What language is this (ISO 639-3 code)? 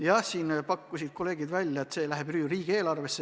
est